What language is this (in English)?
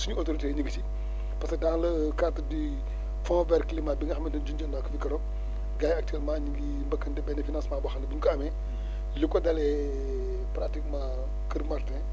Wolof